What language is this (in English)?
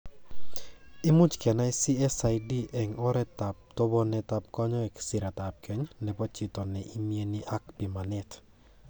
Kalenjin